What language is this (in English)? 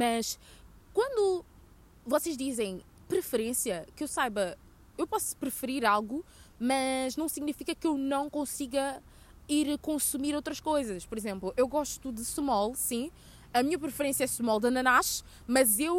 Portuguese